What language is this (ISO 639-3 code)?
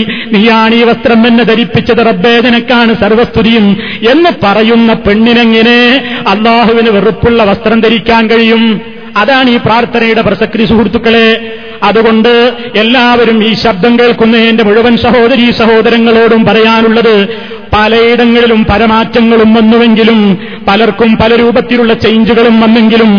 mal